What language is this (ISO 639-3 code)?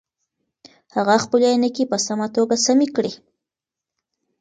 pus